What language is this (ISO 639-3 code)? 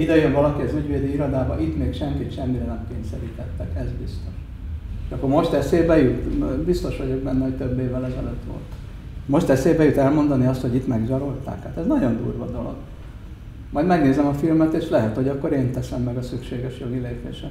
hun